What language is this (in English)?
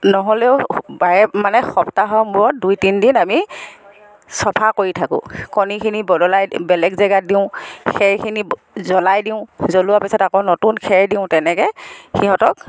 Assamese